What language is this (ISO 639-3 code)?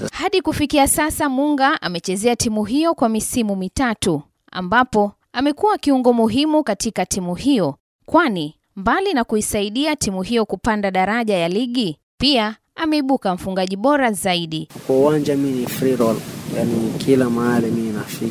swa